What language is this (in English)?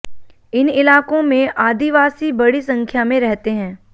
Hindi